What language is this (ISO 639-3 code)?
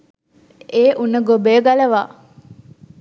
sin